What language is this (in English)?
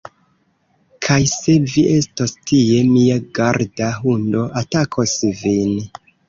Esperanto